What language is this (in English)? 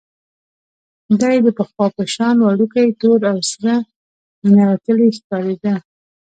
Pashto